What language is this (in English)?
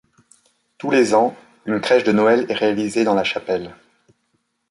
French